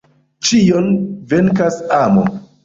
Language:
Esperanto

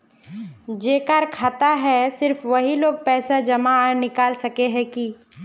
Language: Magahi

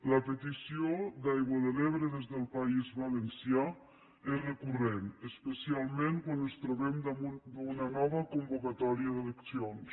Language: Catalan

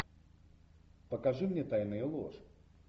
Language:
Russian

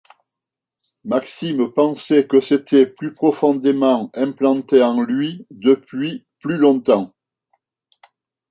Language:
French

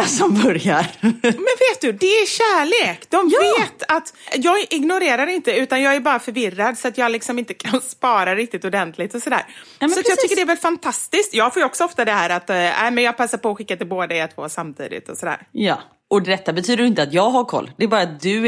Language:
Swedish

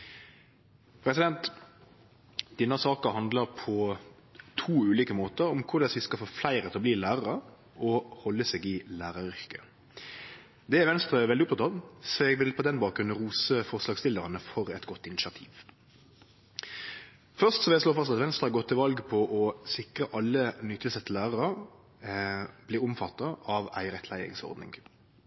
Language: Norwegian Nynorsk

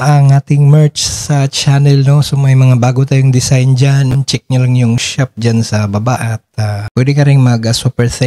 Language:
Filipino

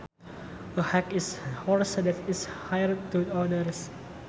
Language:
Sundanese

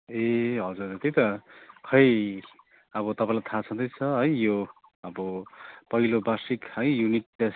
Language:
Nepali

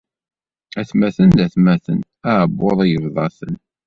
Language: Kabyle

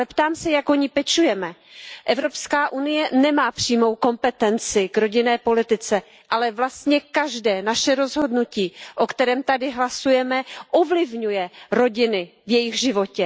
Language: Czech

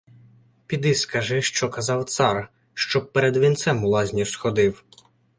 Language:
Ukrainian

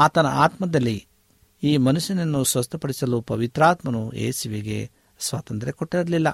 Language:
Kannada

